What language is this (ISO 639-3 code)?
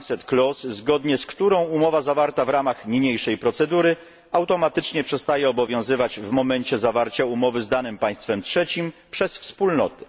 pol